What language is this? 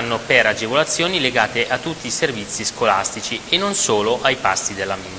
Italian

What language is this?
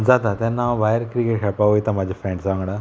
Konkani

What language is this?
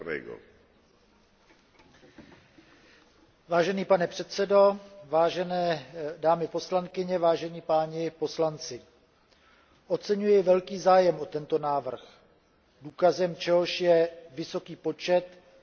Czech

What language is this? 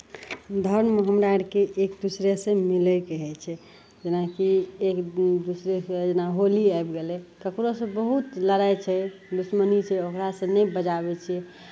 Maithili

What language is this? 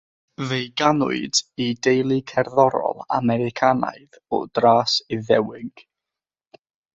Welsh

